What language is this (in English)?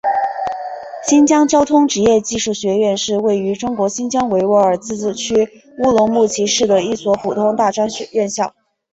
Chinese